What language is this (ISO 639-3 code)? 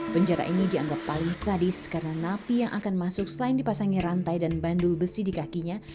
ind